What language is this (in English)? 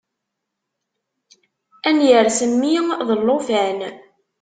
Kabyle